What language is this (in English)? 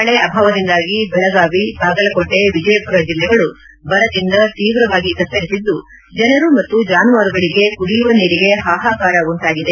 Kannada